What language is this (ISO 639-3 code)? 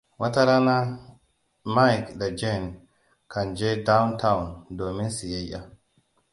hau